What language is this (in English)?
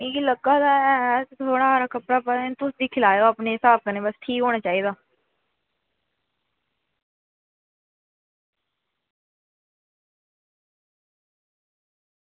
Dogri